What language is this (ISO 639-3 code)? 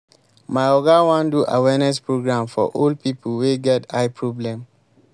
pcm